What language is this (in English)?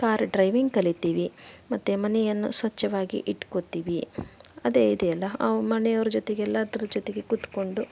Kannada